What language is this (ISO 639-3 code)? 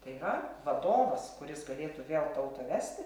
lit